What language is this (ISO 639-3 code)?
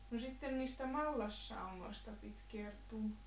fin